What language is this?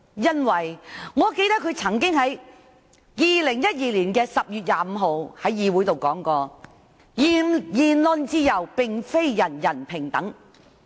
Cantonese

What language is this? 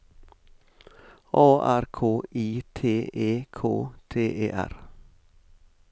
Norwegian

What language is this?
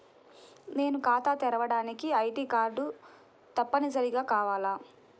Telugu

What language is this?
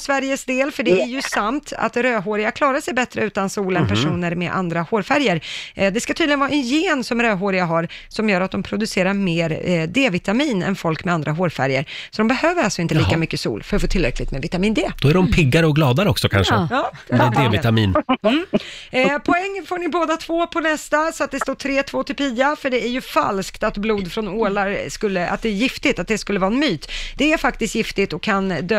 Swedish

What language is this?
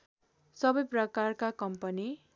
Nepali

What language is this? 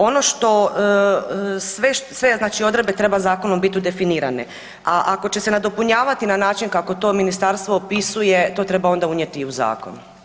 Croatian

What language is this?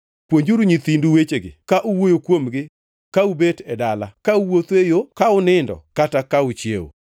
Luo (Kenya and Tanzania)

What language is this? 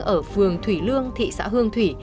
Vietnamese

